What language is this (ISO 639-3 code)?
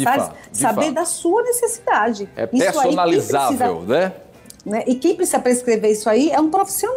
por